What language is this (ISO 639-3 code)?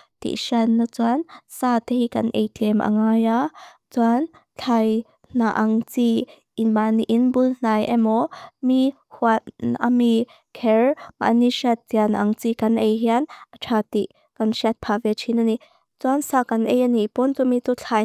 lus